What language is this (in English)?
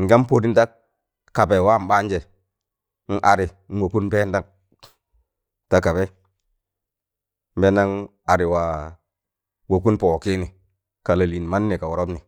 Tangale